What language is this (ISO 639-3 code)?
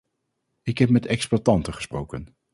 nld